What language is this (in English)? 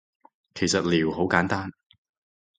Cantonese